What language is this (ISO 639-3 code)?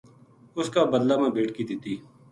gju